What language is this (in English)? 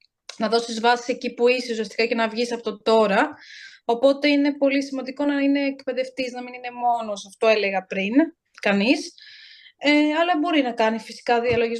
Greek